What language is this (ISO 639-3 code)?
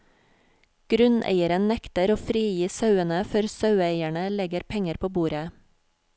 nor